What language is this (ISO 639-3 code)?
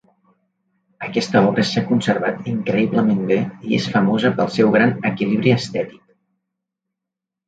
cat